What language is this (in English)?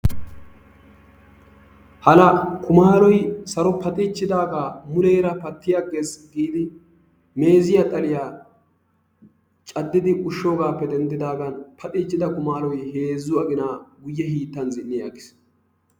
Wolaytta